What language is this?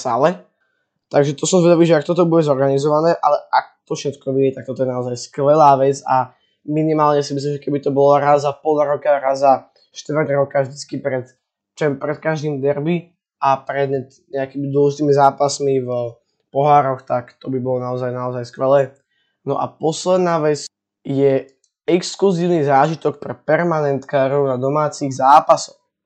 Slovak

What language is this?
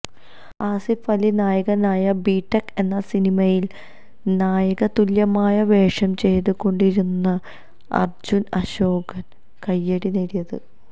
Malayalam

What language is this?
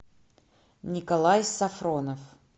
Russian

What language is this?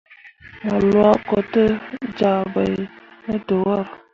Mundang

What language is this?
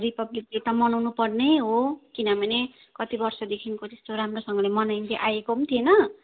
Nepali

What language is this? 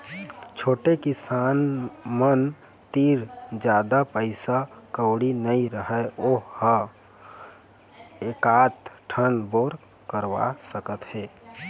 Chhattisgarhi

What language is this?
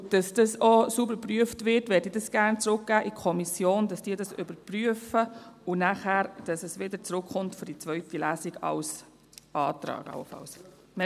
Swiss German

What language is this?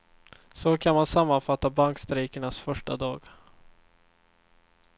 Swedish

